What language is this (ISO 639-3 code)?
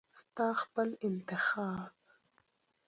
pus